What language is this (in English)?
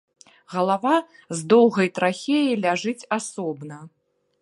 Belarusian